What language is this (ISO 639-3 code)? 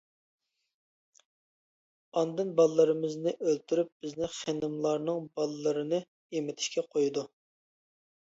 uig